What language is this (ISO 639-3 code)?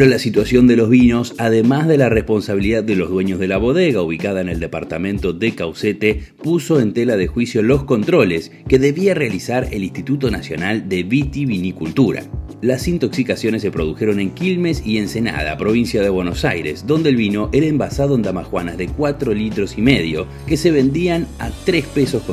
spa